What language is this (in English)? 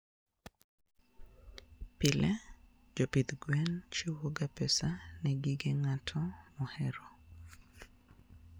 Luo (Kenya and Tanzania)